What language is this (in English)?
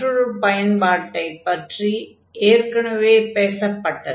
Tamil